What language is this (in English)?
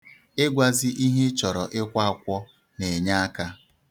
Igbo